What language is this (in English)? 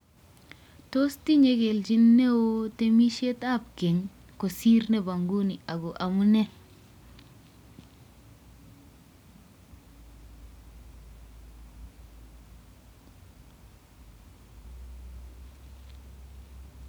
Kalenjin